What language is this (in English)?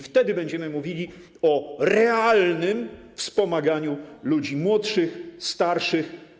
Polish